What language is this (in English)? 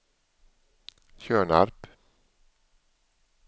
Swedish